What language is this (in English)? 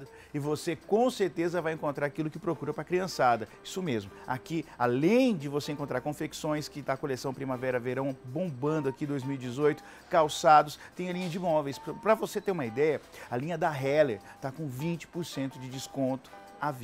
Portuguese